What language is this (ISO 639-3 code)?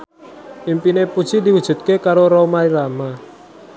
jav